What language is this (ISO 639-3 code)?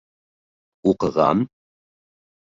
bak